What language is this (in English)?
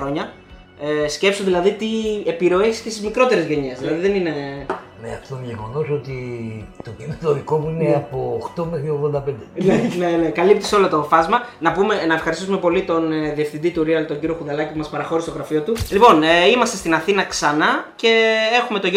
Greek